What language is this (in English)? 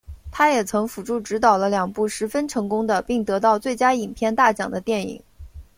Chinese